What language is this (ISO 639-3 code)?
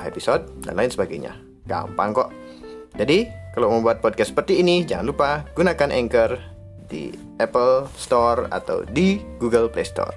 ind